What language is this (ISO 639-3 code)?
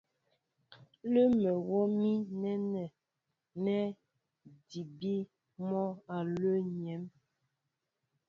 mbo